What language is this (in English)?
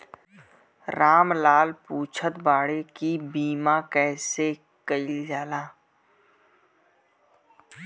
Bhojpuri